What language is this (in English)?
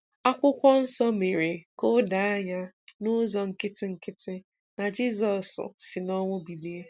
Igbo